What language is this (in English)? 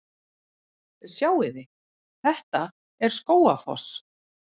Icelandic